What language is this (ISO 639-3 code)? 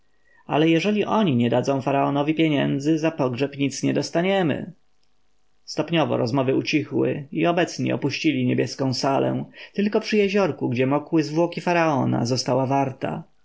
pol